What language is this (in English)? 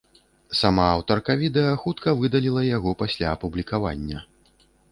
Belarusian